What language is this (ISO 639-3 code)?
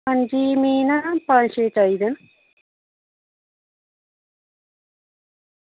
doi